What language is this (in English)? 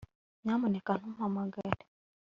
Kinyarwanda